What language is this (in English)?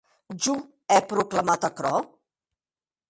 Occitan